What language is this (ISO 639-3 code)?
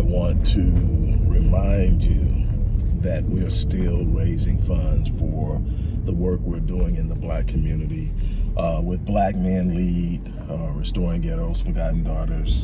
eng